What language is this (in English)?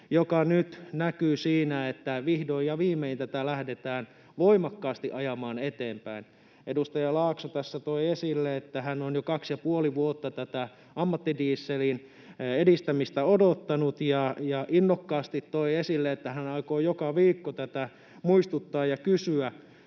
Finnish